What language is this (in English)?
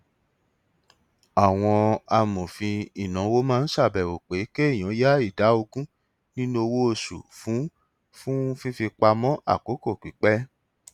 Yoruba